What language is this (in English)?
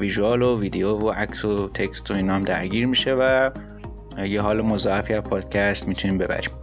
Persian